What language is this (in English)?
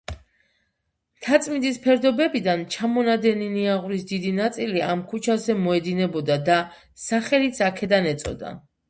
Georgian